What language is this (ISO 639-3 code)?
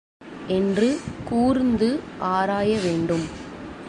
tam